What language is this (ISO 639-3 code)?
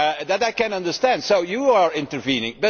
eng